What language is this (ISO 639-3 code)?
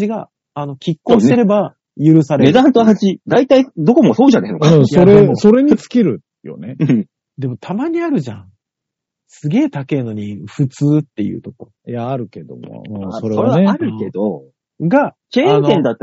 jpn